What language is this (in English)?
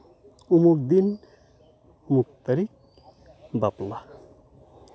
Santali